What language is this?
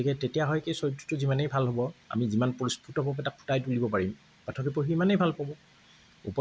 Assamese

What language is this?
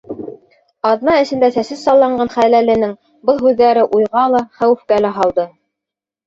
Bashkir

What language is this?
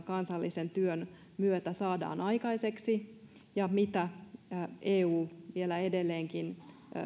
Finnish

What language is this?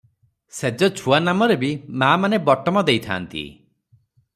Odia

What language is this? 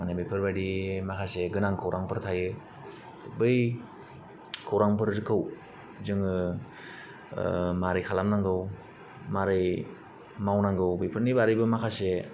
Bodo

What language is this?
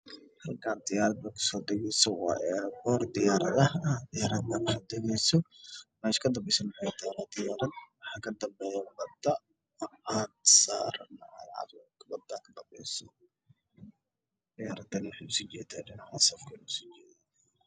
Somali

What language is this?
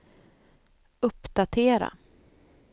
Swedish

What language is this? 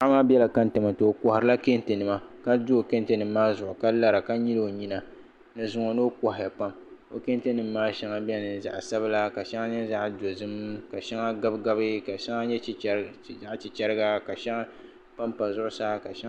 Dagbani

